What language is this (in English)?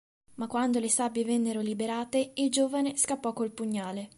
Italian